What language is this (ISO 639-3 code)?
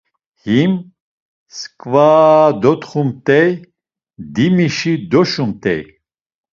lzz